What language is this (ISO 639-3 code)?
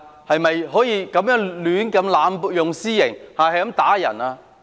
yue